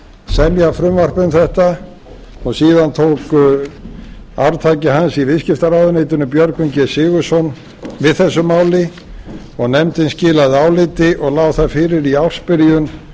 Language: Icelandic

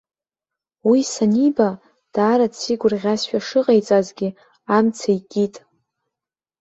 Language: Abkhazian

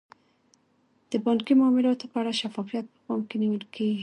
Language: Pashto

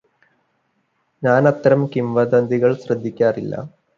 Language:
Malayalam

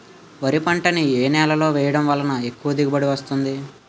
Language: Telugu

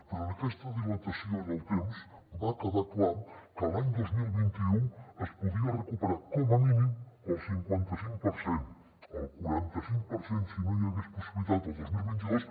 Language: Catalan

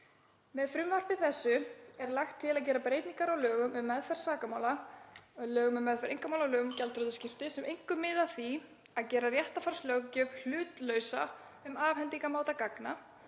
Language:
Icelandic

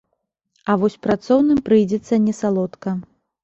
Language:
Belarusian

